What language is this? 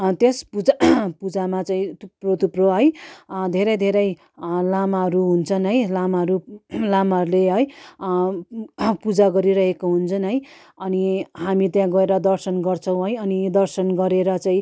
Nepali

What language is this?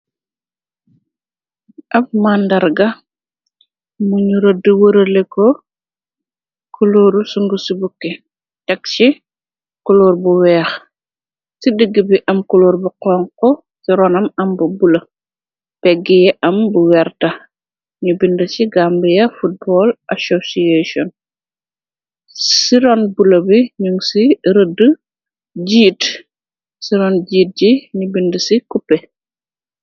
Wolof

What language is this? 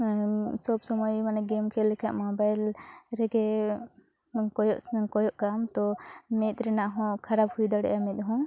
Santali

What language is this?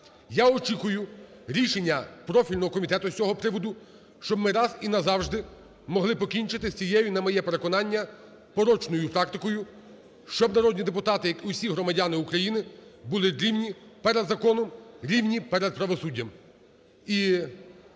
Ukrainian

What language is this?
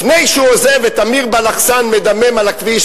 Hebrew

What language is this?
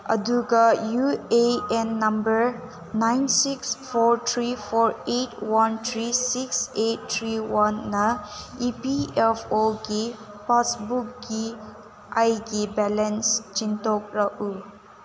Manipuri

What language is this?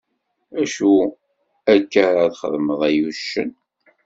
Kabyle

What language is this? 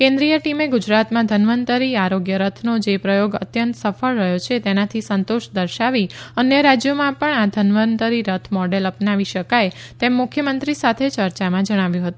Gujarati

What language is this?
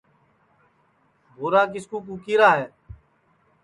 Sansi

